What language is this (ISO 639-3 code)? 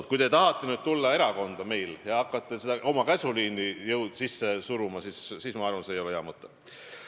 est